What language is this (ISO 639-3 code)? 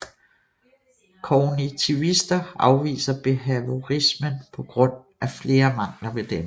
dan